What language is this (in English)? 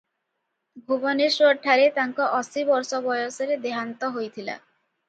Odia